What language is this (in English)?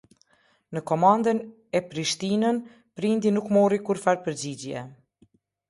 Albanian